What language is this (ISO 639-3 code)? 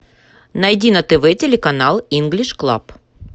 rus